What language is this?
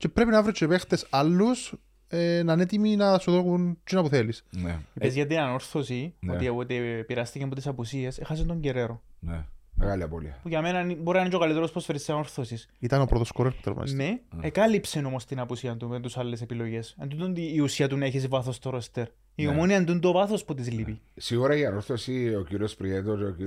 Greek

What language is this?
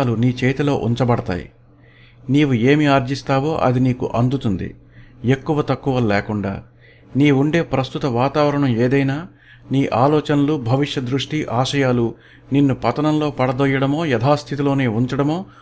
Telugu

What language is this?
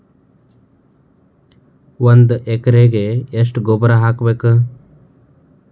Kannada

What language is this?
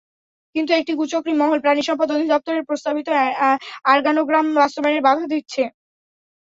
Bangla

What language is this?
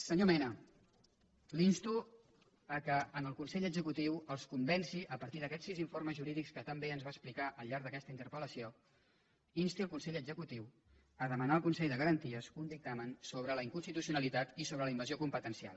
Catalan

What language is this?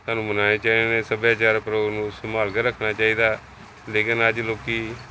Punjabi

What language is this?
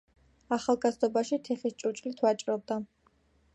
Georgian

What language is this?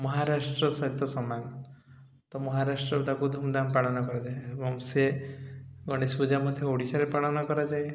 Odia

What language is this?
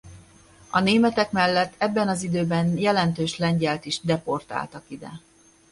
Hungarian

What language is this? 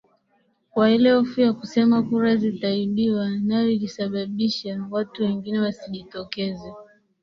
Swahili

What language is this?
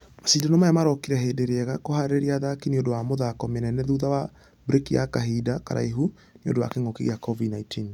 Kikuyu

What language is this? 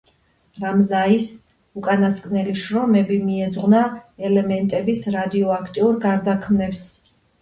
Georgian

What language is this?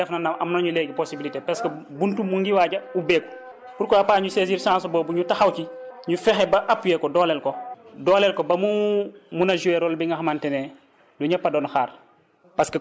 Wolof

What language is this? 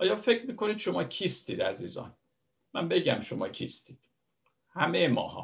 Persian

